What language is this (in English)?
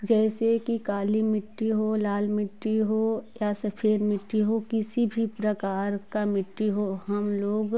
Hindi